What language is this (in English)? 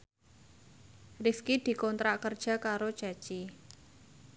Javanese